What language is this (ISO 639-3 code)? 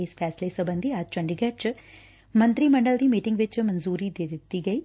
pan